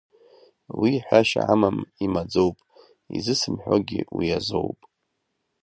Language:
Abkhazian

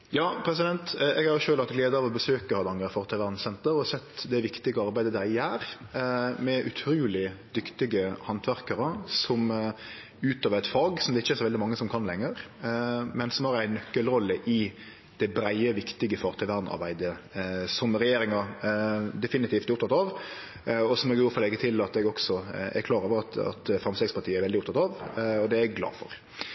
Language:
Norwegian Nynorsk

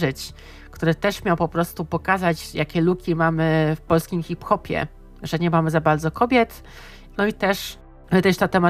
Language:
Polish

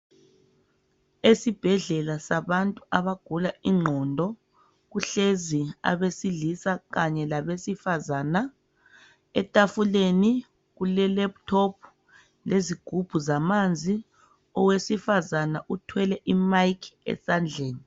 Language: North Ndebele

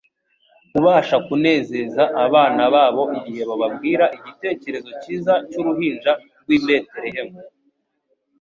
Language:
Kinyarwanda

